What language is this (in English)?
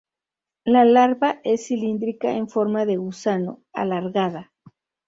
Spanish